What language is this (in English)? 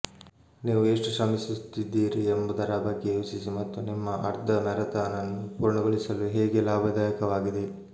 Kannada